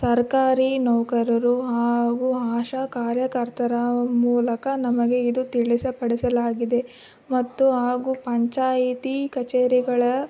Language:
Kannada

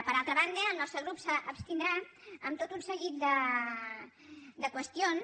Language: Catalan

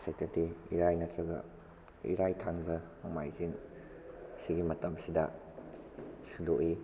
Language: Manipuri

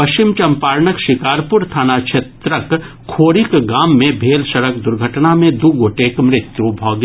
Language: Maithili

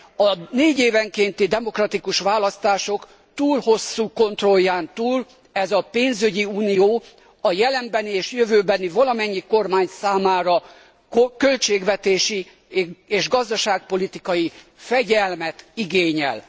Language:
Hungarian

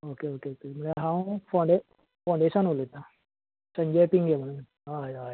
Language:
Konkani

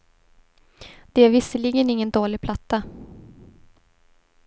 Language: Swedish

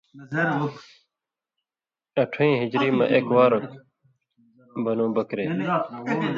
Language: Indus Kohistani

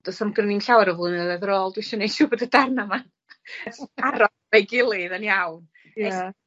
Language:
Welsh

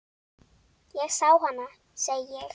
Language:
Icelandic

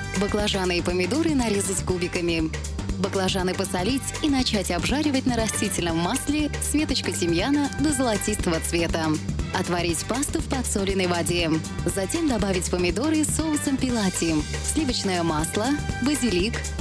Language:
Russian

